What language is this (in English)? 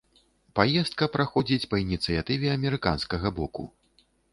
Belarusian